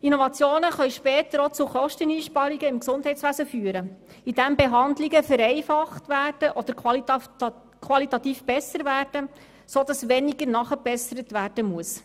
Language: Swiss German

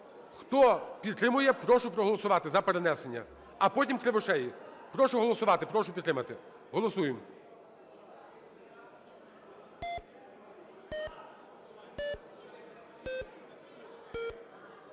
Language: Ukrainian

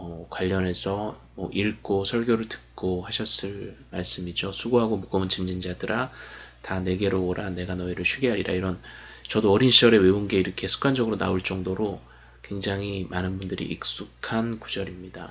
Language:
Korean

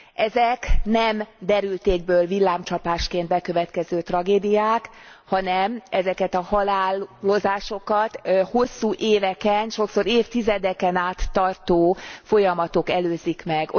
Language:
Hungarian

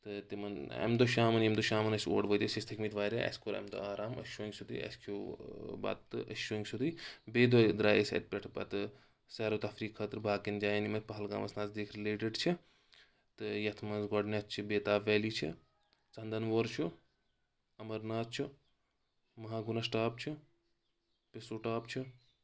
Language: Kashmiri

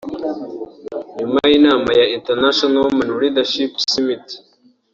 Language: Kinyarwanda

